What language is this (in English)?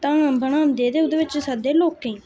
Dogri